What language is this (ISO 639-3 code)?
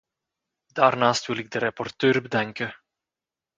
nld